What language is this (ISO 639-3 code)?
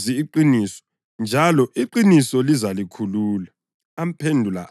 nde